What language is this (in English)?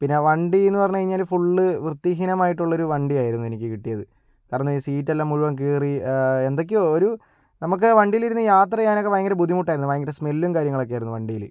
Malayalam